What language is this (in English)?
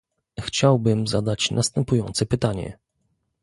Polish